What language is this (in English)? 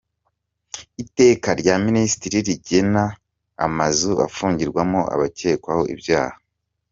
Kinyarwanda